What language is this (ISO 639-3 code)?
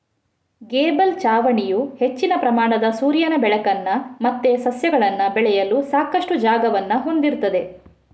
kan